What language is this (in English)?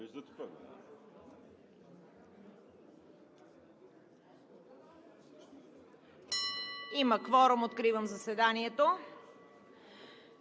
Bulgarian